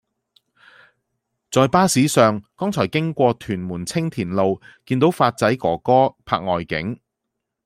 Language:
Cantonese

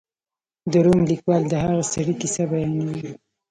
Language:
Pashto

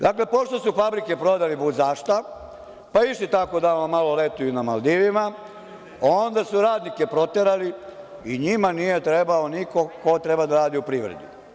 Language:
Serbian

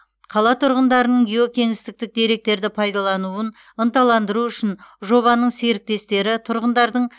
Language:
Kazakh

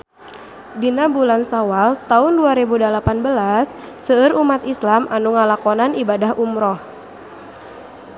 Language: Sundanese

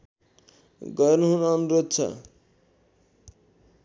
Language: Nepali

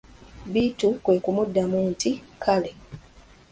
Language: Ganda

